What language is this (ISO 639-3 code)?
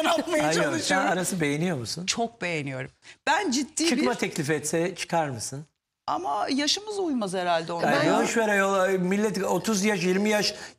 tur